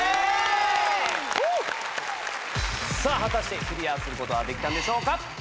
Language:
Japanese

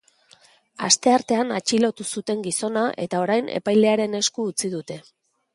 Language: Basque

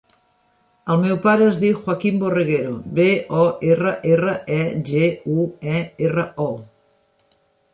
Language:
Catalan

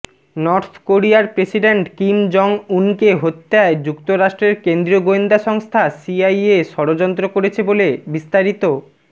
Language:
Bangla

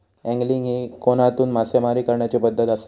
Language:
Marathi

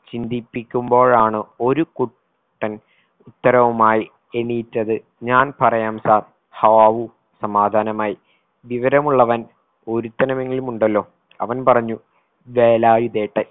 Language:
Malayalam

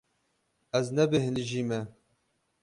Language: Kurdish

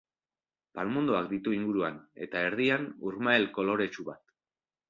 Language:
Basque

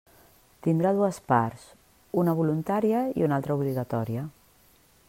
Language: Catalan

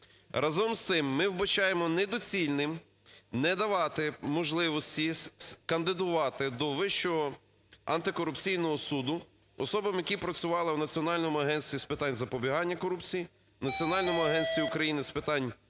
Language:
Ukrainian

